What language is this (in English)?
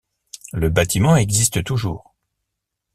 French